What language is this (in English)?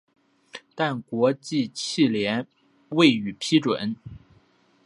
Chinese